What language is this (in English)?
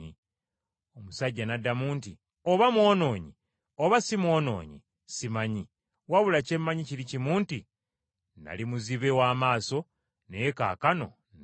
Ganda